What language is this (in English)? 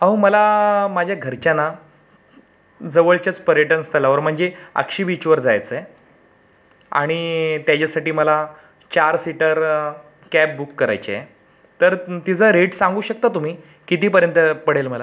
Marathi